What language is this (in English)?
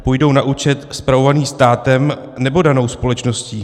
Czech